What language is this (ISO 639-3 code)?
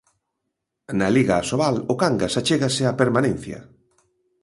glg